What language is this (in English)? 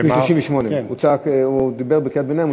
Hebrew